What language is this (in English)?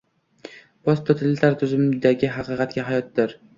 Uzbek